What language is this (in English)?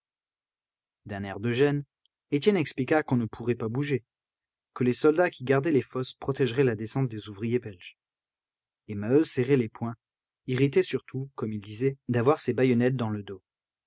French